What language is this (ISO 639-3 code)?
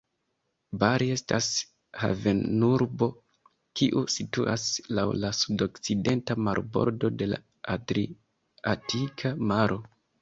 epo